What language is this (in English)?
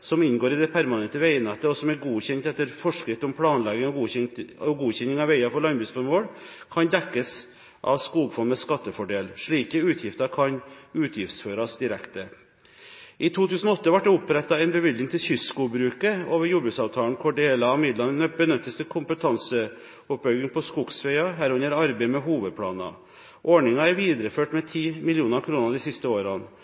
Norwegian Bokmål